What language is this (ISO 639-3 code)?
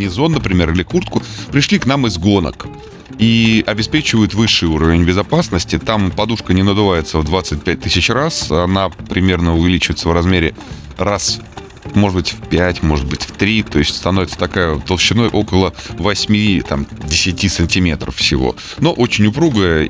rus